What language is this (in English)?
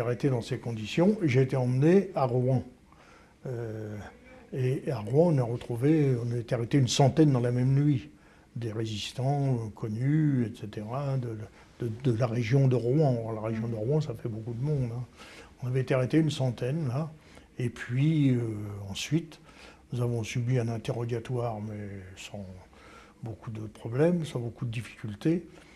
French